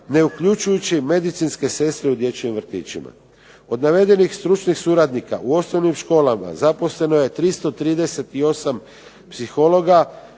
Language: Croatian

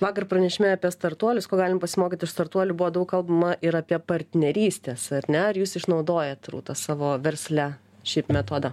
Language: Lithuanian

